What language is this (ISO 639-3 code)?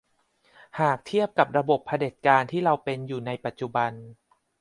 tha